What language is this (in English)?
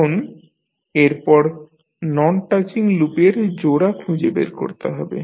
Bangla